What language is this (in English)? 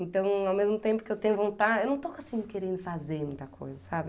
Portuguese